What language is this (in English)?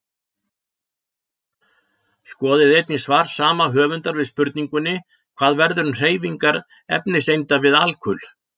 Icelandic